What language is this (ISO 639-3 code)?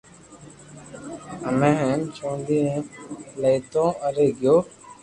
lrk